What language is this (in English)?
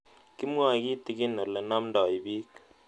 Kalenjin